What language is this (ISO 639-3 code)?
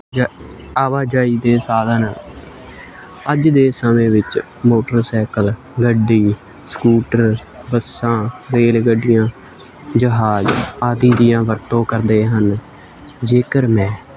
pan